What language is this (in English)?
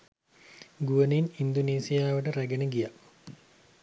Sinhala